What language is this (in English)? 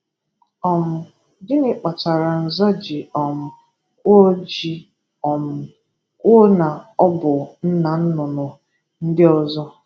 Igbo